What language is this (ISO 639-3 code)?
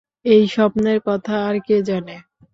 ben